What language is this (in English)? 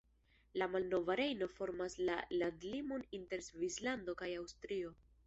Esperanto